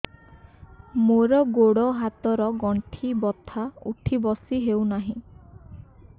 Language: Odia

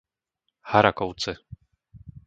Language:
Slovak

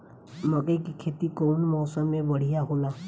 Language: Bhojpuri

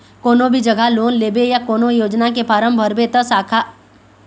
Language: Chhattisgarhi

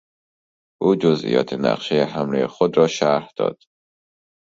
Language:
Persian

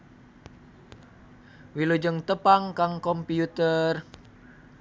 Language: Sundanese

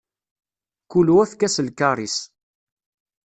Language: Kabyle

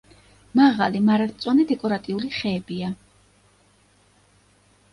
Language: Georgian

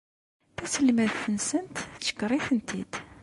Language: Kabyle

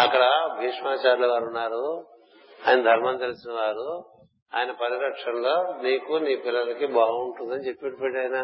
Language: Telugu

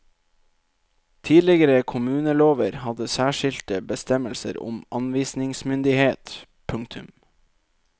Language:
Norwegian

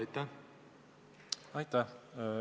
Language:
Estonian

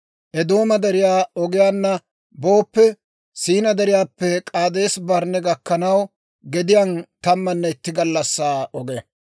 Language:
Dawro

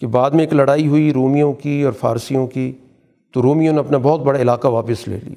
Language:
Urdu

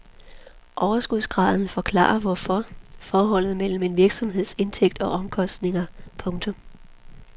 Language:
Danish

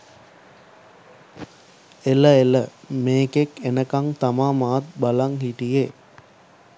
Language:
Sinhala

